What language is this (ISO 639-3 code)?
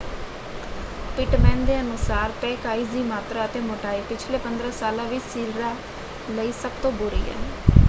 pan